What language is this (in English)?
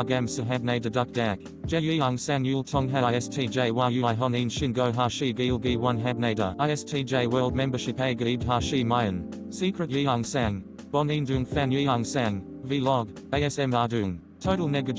Korean